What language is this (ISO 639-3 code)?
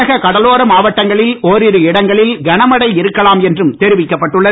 tam